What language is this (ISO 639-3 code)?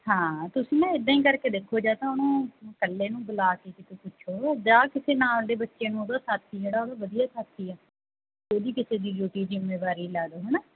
pan